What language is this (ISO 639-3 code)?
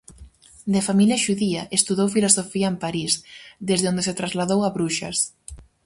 glg